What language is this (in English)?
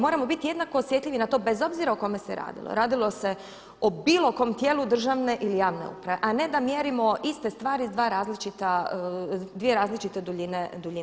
Croatian